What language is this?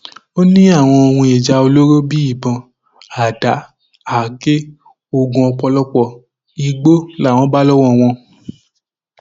Yoruba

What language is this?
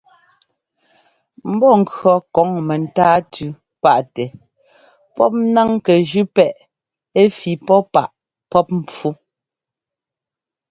Ngomba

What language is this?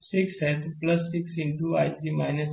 Hindi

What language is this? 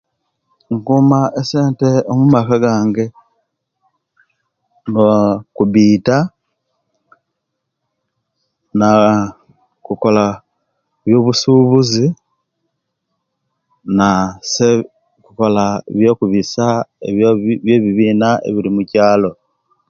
Kenyi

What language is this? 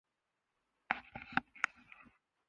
Urdu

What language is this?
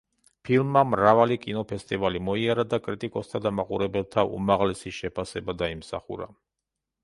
Georgian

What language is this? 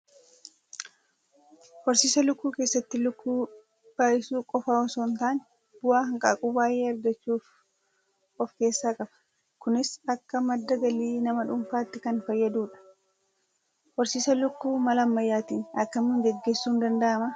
Oromo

